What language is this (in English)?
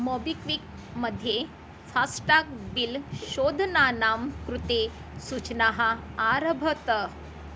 Sanskrit